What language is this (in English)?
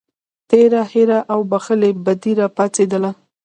Pashto